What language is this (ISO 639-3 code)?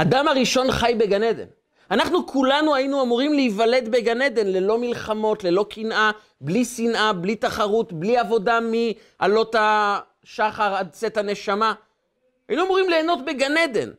heb